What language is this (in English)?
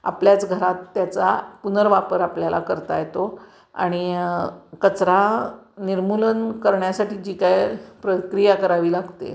Marathi